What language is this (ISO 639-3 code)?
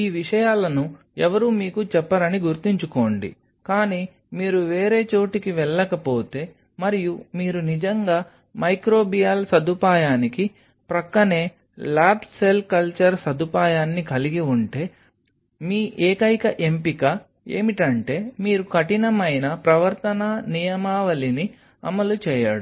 tel